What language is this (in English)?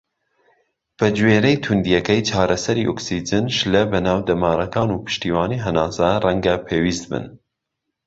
Central Kurdish